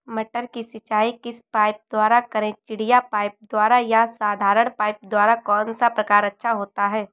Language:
Hindi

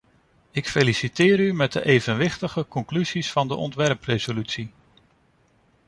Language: Dutch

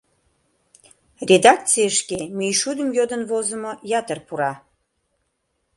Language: Mari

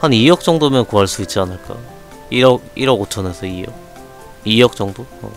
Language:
Korean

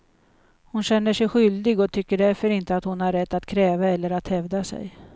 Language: Swedish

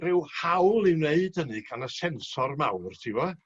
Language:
Welsh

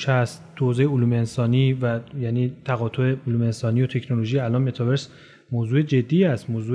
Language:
Persian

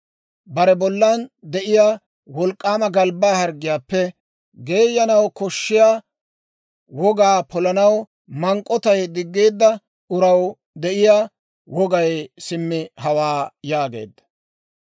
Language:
Dawro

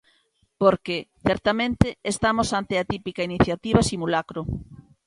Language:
Galician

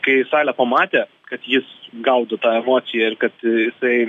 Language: Lithuanian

